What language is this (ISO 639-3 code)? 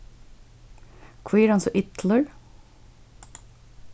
fao